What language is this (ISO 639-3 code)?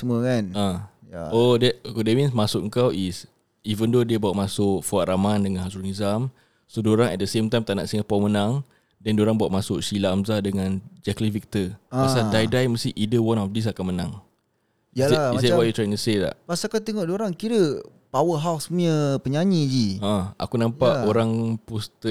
msa